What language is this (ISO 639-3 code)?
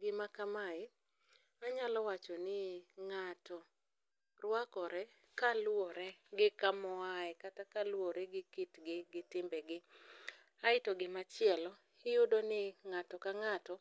luo